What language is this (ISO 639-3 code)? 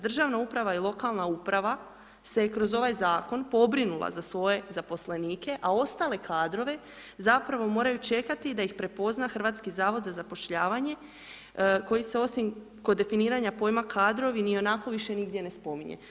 hrv